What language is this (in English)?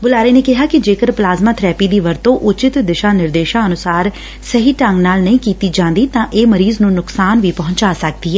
Punjabi